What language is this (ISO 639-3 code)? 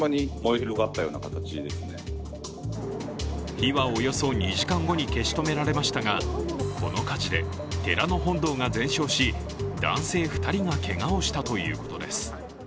jpn